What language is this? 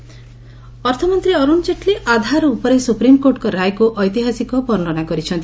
Odia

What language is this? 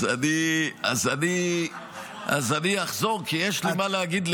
Hebrew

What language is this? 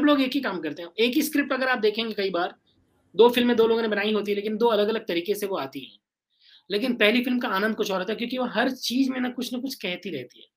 Hindi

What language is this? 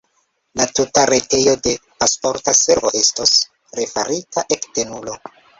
Esperanto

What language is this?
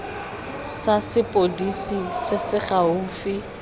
Tswana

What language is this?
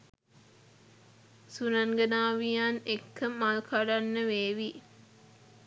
Sinhala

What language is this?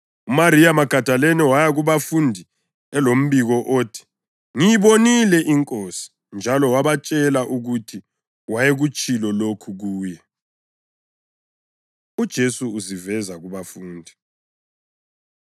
North Ndebele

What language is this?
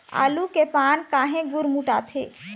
Chhattisgarhi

